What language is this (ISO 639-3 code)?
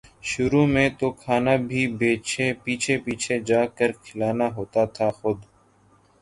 urd